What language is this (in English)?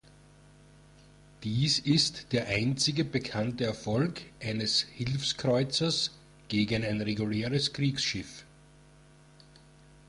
German